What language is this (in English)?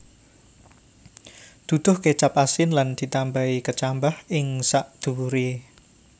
Javanese